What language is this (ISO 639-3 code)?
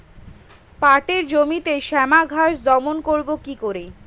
ben